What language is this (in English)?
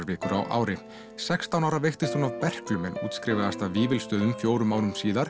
Icelandic